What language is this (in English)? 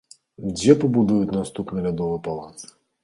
Belarusian